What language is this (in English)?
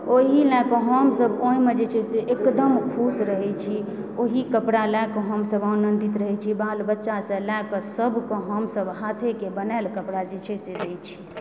Maithili